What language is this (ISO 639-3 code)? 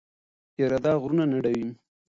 pus